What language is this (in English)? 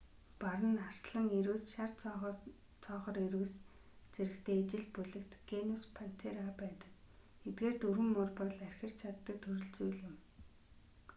Mongolian